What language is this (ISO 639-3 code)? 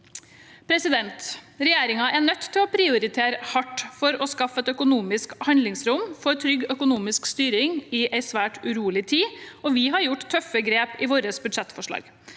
nor